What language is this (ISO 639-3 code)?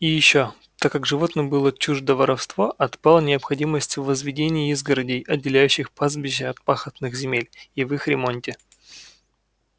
rus